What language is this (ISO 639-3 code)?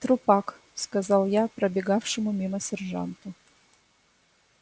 rus